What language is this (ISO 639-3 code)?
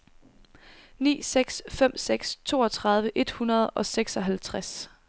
dan